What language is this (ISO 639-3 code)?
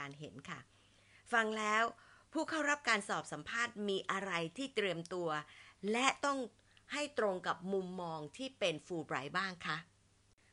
tha